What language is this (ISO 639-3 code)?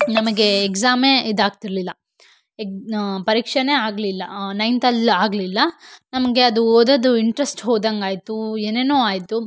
kan